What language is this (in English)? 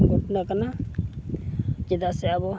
Santali